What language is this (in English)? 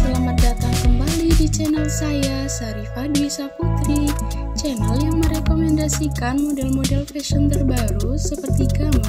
Indonesian